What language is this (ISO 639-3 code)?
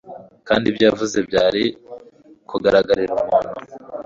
kin